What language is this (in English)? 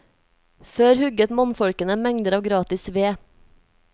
Norwegian